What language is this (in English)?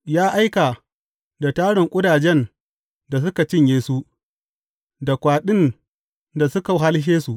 Hausa